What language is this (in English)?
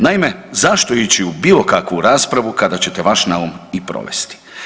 Croatian